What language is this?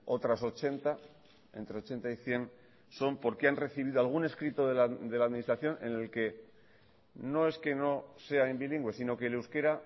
Spanish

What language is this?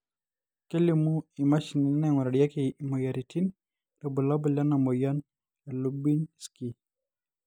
Masai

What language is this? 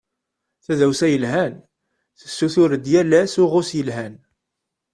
Kabyle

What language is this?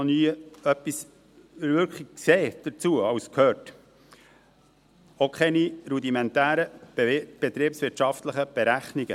Swiss German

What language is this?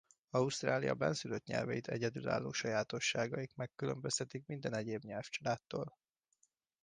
Hungarian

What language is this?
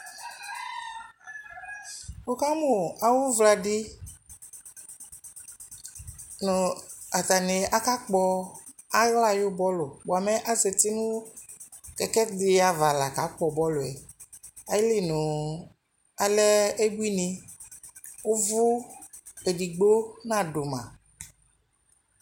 Ikposo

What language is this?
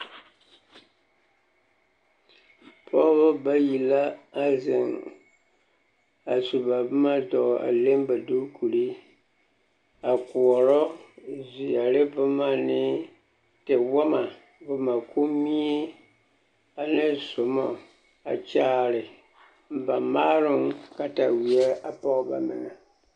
Southern Dagaare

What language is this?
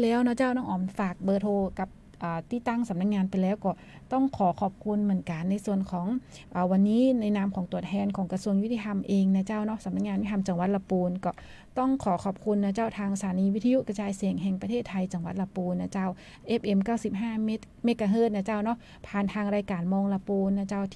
Thai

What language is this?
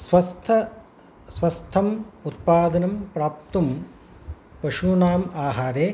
Sanskrit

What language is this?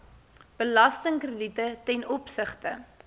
Afrikaans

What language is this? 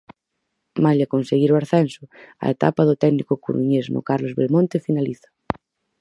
Galician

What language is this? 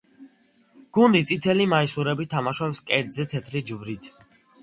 Georgian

